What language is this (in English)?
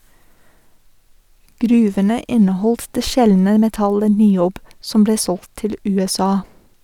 Norwegian